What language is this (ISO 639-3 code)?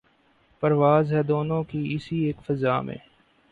urd